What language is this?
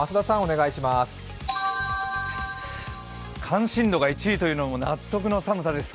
Japanese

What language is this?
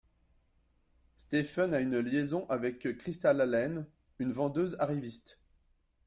French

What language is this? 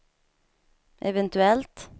Swedish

